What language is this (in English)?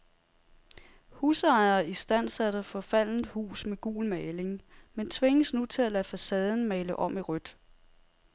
Danish